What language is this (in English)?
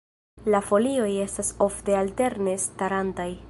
Esperanto